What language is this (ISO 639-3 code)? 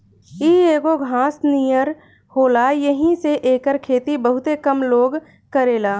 bho